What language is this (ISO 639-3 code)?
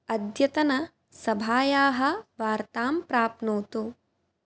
san